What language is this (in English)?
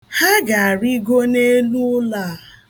Igbo